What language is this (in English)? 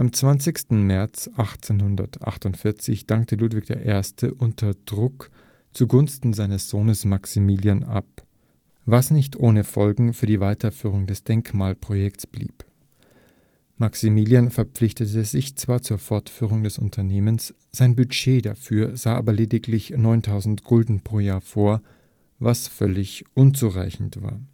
German